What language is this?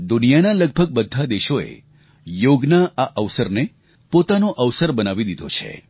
Gujarati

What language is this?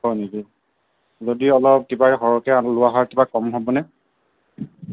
Assamese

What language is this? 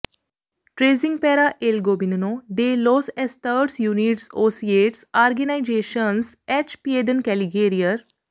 Punjabi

